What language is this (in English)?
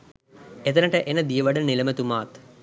Sinhala